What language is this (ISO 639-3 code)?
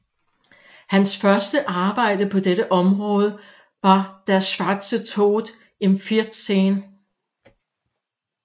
dan